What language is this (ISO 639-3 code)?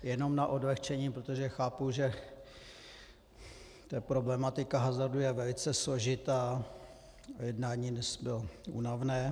ces